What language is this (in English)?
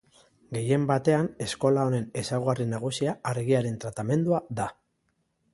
Basque